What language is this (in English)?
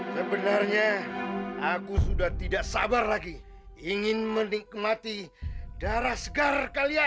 Indonesian